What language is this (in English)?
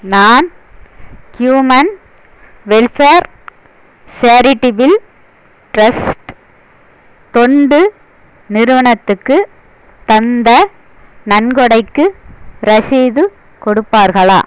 Tamil